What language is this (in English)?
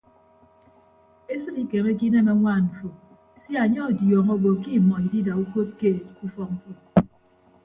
Ibibio